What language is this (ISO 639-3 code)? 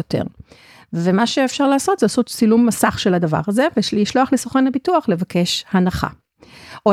heb